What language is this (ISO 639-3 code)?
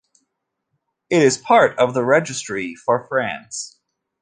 eng